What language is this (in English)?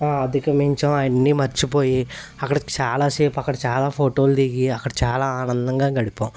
Telugu